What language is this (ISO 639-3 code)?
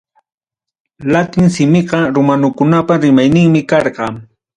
quy